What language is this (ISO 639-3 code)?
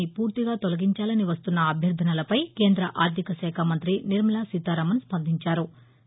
tel